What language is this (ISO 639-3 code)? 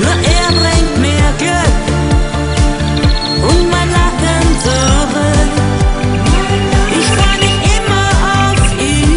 deu